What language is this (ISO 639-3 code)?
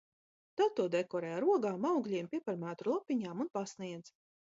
lav